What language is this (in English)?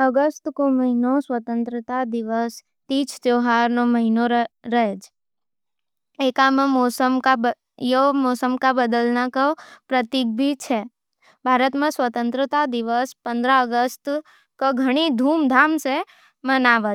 Nimadi